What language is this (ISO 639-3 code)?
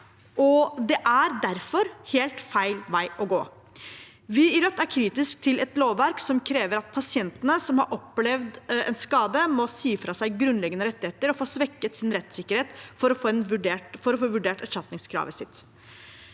nor